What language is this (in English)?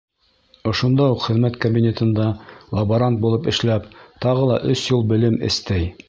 Bashkir